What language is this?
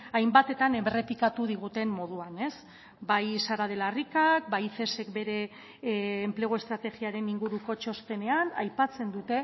Basque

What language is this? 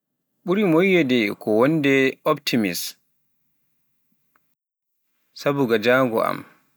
Pular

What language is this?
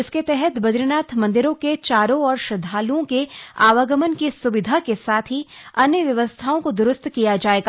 Hindi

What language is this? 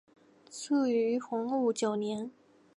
Chinese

